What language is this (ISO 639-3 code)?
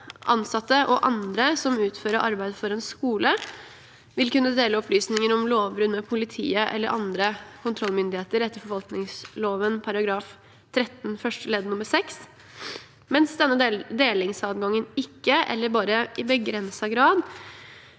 nor